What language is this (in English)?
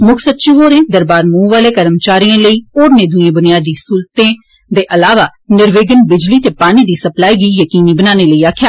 Dogri